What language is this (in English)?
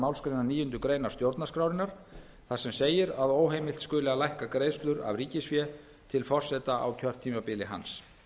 Icelandic